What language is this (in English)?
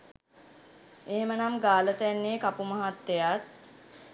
Sinhala